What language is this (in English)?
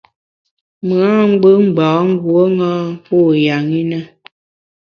Bamun